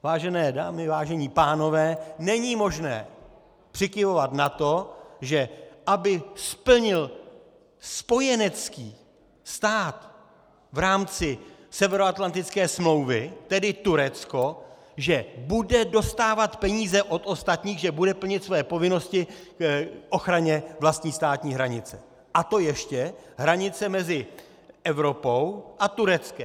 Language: Czech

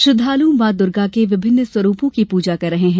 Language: Hindi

